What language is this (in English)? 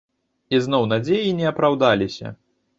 Belarusian